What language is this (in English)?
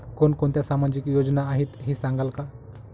Marathi